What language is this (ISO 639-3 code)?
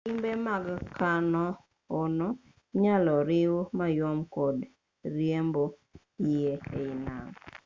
luo